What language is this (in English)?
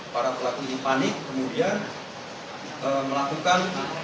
Indonesian